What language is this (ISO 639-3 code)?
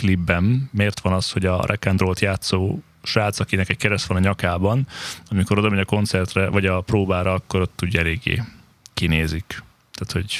hun